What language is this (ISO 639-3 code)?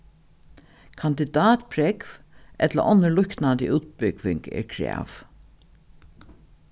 fao